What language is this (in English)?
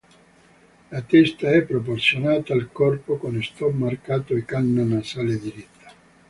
Italian